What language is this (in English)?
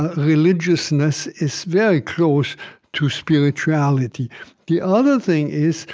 English